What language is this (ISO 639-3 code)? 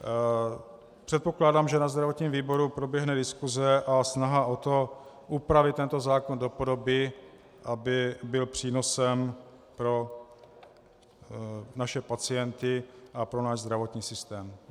ces